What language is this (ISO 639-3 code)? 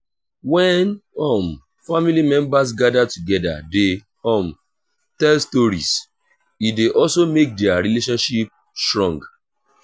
pcm